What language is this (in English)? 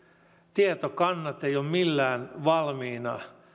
Finnish